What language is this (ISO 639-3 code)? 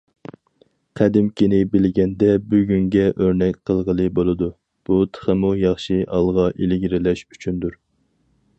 uig